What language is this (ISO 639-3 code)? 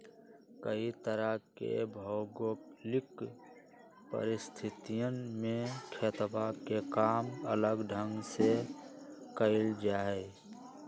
mag